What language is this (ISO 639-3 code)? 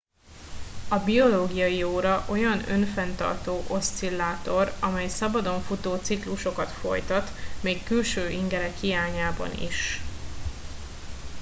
hun